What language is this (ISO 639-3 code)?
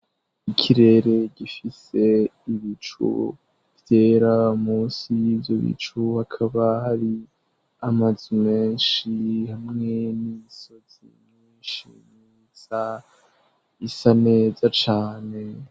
run